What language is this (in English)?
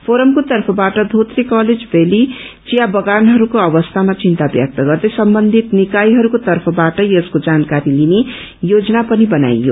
Nepali